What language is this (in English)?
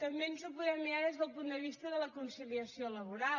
Catalan